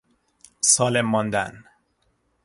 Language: Persian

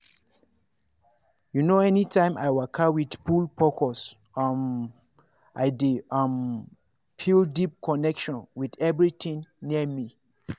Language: Nigerian Pidgin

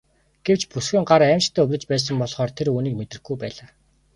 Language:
Mongolian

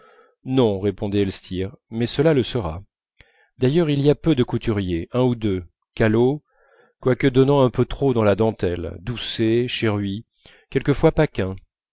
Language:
French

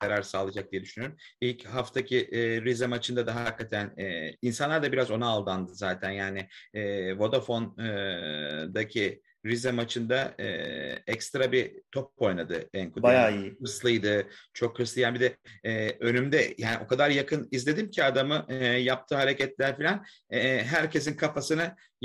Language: Turkish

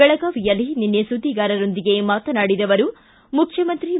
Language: Kannada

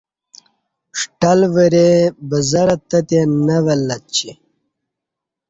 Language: Kati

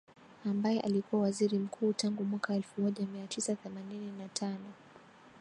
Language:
Swahili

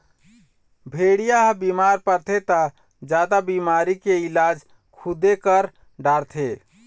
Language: Chhattisgarhi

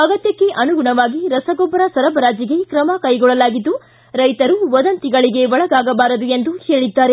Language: Kannada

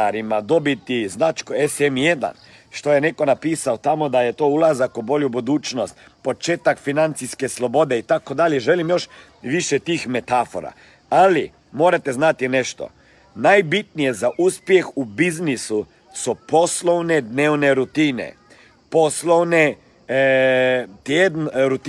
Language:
Croatian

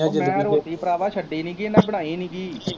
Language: Punjabi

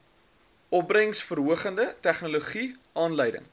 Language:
Afrikaans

